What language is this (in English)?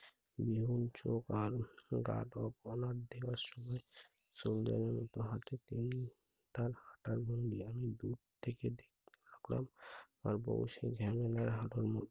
Bangla